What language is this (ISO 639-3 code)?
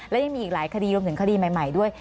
tha